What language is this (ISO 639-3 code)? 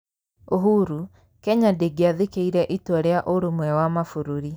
kik